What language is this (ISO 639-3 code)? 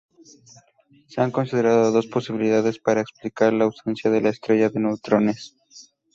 spa